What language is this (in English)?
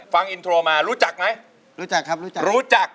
Thai